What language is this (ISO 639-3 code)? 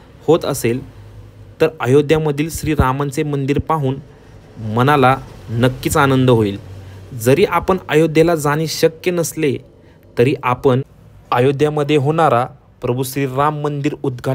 ron